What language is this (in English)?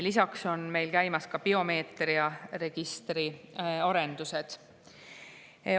Estonian